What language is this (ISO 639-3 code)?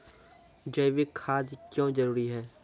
mai